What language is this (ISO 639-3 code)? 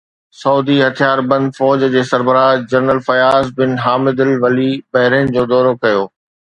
snd